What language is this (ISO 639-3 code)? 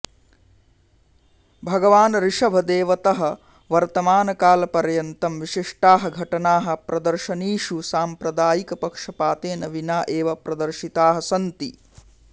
san